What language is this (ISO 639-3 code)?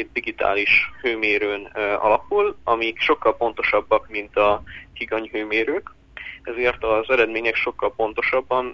hun